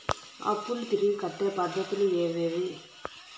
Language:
Telugu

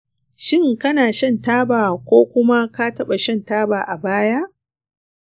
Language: Hausa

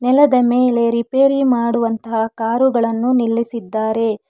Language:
Kannada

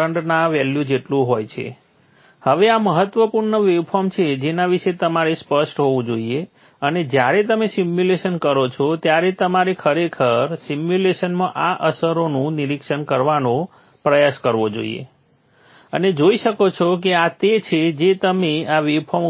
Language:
Gujarati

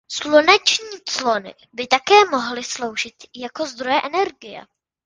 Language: Czech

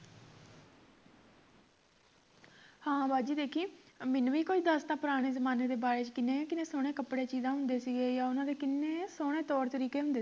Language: Punjabi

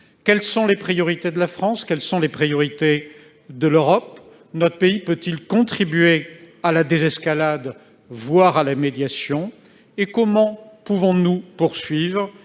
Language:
French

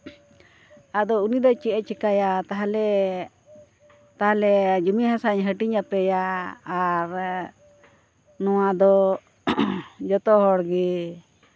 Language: Santali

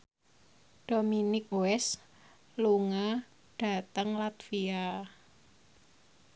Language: Javanese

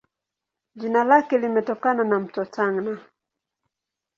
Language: Swahili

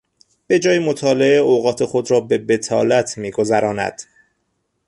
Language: Persian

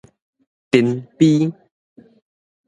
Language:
Min Nan Chinese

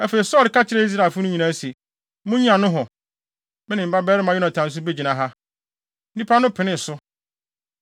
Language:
Akan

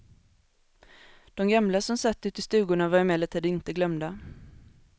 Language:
Swedish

